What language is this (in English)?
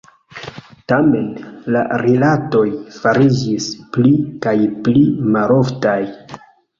Esperanto